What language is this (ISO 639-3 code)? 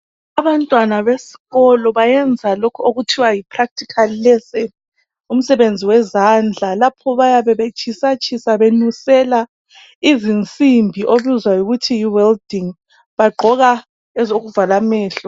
nde